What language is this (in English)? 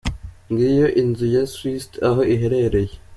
Kinyarwanda